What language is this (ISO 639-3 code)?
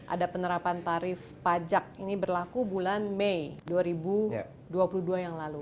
ind